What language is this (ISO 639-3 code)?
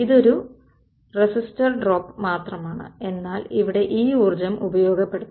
mal